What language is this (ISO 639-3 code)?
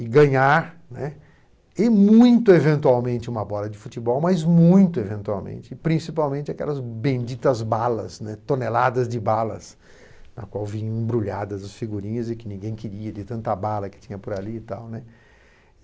por